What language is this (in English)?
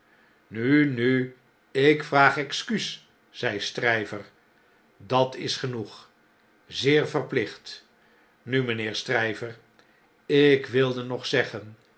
Dutch